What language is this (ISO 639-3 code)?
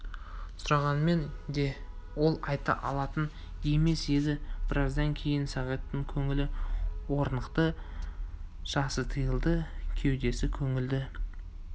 kaz